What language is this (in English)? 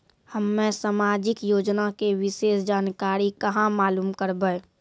Maithili